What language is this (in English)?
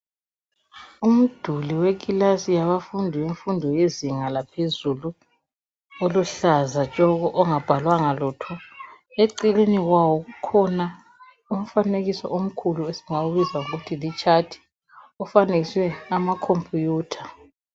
North Ndebele